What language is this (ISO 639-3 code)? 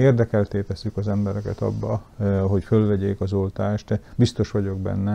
hun